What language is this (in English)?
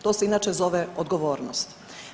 Croatian